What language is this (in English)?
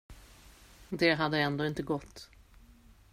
Swedish